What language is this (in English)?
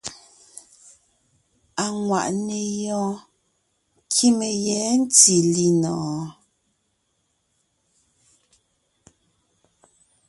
Ngiemboon